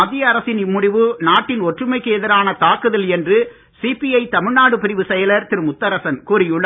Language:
Tamil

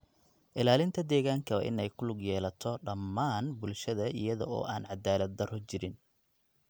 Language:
Somali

